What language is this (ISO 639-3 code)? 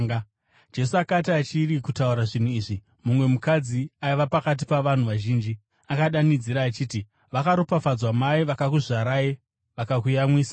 sna